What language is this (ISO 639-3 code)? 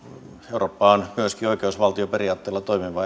fin